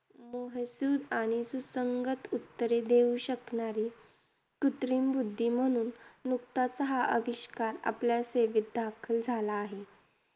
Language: Marathi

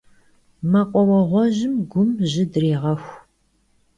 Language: Kabardian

